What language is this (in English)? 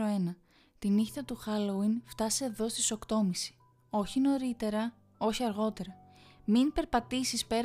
Greek